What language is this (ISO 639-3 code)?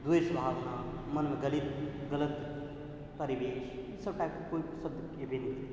mai